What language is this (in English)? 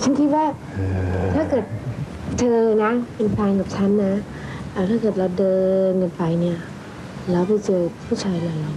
Thai